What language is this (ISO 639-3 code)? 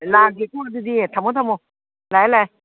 mni